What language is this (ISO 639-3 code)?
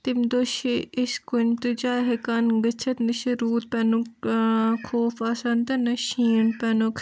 kas